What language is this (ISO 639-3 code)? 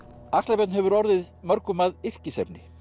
isl